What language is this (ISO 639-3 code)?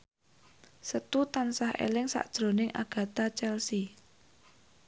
jav